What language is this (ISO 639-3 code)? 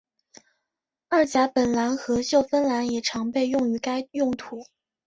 zho